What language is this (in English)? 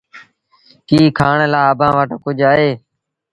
Sindhi Bhil